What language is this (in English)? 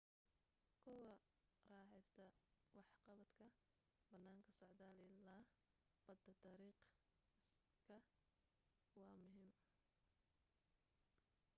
Somali